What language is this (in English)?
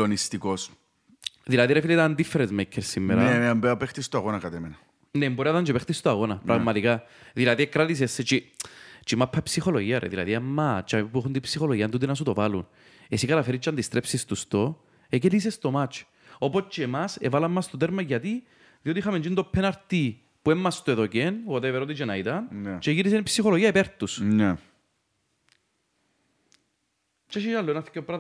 Greek